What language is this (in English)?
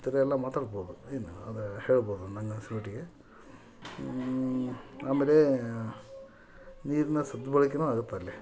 Kannada